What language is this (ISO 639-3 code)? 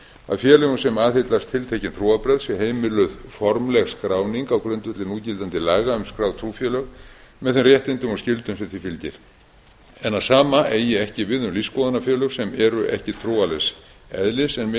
isl